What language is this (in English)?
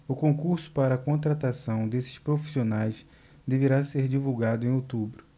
Portuguese